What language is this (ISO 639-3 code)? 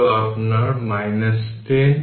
ben